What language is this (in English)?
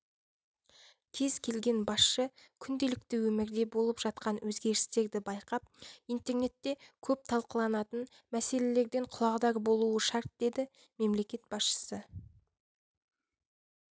Kazakh